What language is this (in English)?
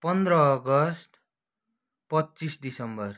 Nepali